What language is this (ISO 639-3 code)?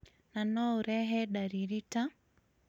kik